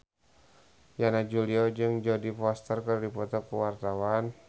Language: Sundanese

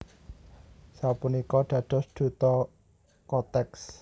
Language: Javanese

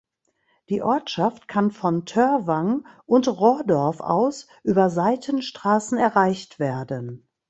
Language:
German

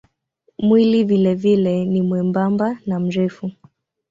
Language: Swahili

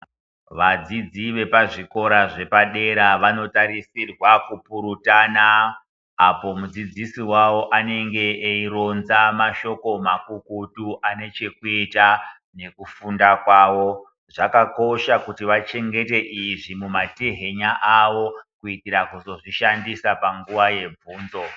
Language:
Ndau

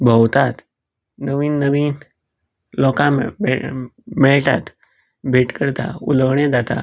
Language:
Konkani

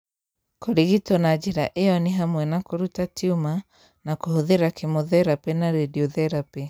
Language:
Kikuyu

